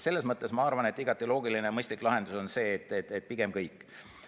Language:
Estonian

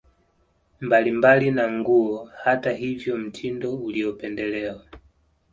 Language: Swahili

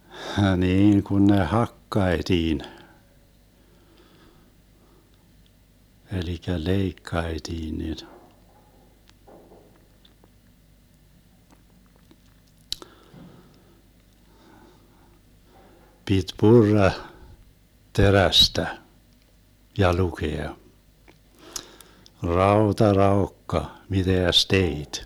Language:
Finnish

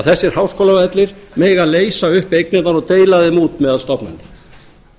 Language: Icelandic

